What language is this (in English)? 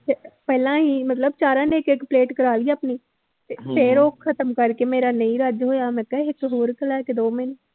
Punjabi